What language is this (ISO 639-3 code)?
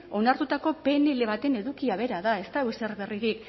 eus